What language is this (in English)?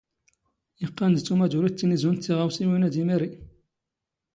Standard Moroccan Tamazight